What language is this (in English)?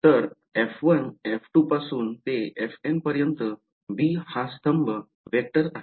Marathi